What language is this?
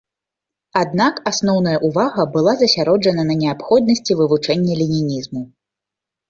Belarusian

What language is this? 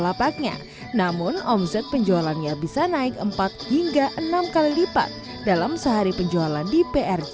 Indonesian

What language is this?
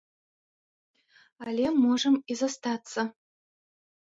Belarusian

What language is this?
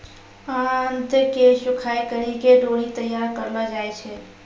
Maithili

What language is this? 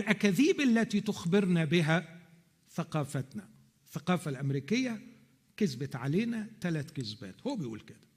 Arabic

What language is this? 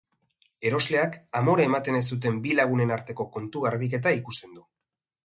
Basque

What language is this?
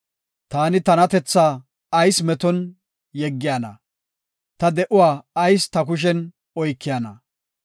Gofa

